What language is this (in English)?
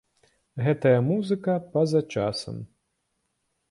Belarusian